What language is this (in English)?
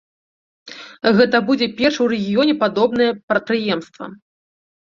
Belarusian